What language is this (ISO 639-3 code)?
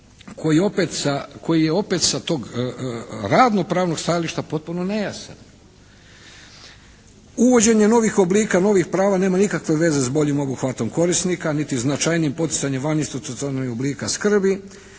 hrv